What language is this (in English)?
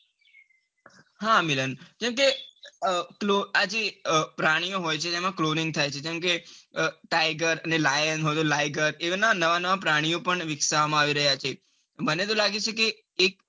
Gujarati